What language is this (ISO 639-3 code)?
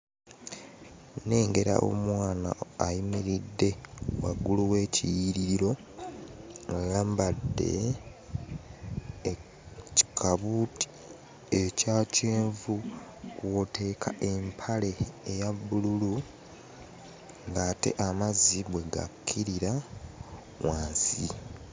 lug